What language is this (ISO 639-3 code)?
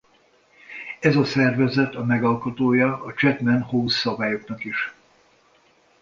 hun